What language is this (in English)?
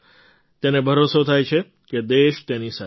Gujarati